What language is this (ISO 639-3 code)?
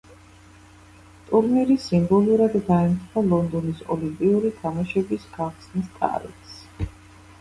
kat